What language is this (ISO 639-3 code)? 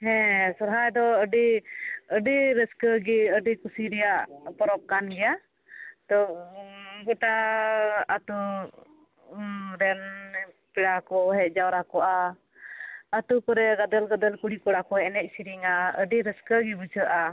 sat